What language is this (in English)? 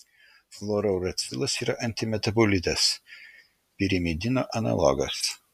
Lithuanian